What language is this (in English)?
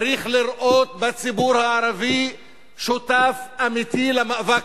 Hebrew